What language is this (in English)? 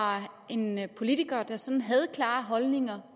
Danish